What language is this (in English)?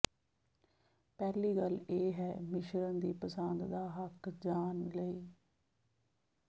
Punjabi